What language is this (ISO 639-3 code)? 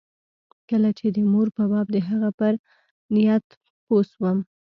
pus